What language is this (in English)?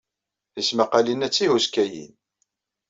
Kabyle